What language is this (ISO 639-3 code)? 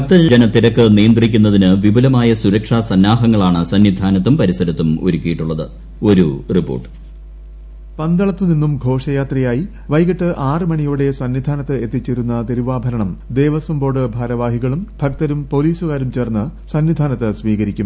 mal